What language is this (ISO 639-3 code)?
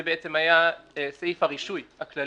heb